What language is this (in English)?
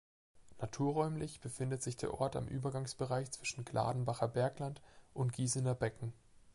German